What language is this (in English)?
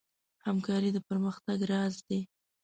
Pashto